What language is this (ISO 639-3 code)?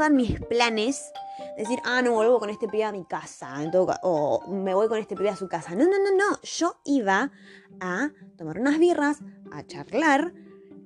spa